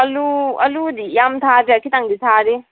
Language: Manipuri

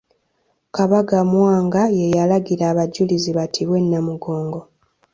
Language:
Ganda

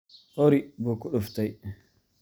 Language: Somali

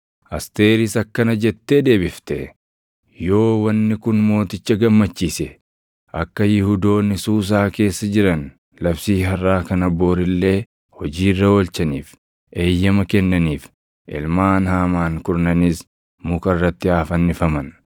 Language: Oromo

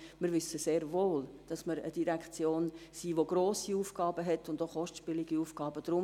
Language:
Swiss German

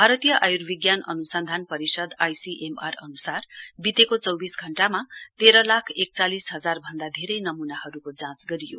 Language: Nepali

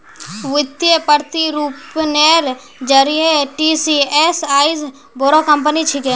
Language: Magahi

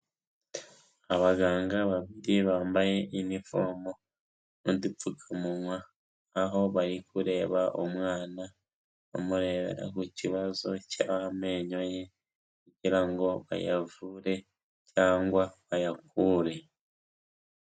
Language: Kinyarwanda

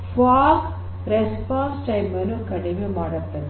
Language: Kannada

